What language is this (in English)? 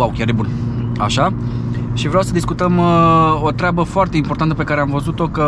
Romanian